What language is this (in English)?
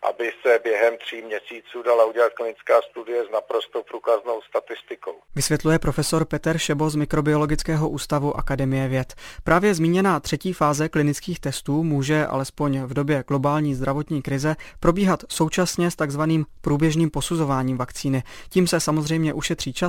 Czech